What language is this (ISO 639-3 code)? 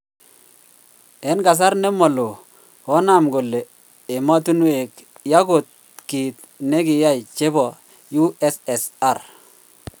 kln